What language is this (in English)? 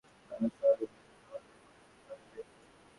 Bangla